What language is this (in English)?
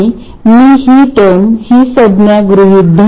Marathi